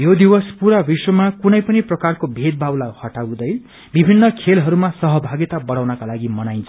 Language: Nepali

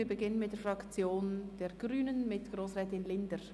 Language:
Swiss German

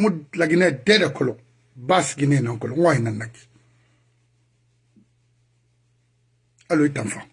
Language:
French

